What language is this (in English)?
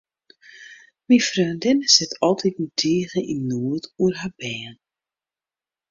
Western Frisian